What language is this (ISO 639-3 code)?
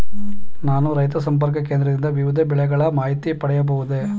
kan